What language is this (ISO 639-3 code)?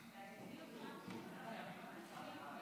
heb